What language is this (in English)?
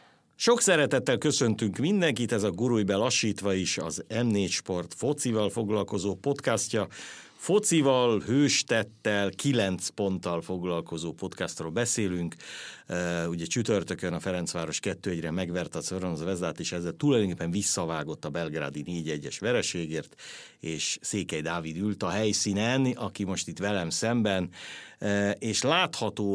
Hungarian